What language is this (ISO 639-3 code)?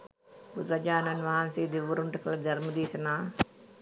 sin